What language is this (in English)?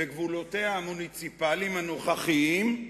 Hebrew